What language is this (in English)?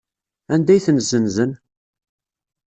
Kabyle